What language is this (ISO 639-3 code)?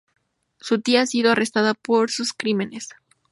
spa